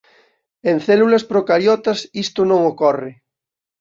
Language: Galician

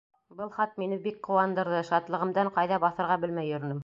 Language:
Bashkir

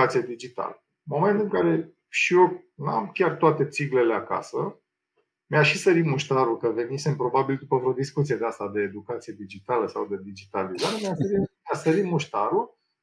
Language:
Romanian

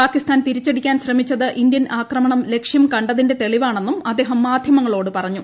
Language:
Malayalam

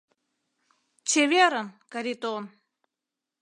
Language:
Mari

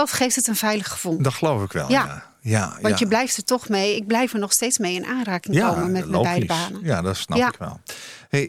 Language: Dutch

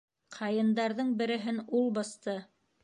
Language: Bashkir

